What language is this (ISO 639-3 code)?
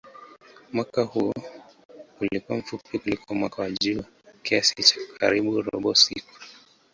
swa